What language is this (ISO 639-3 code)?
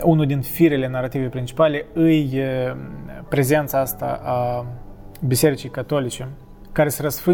ron